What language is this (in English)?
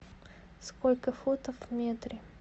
Russian